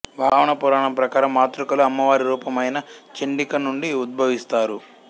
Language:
Telugu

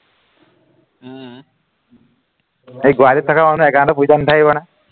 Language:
Assamese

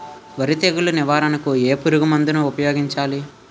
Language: Telugu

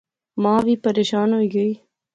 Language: Pahari-Potwari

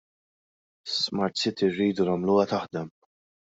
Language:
Maltese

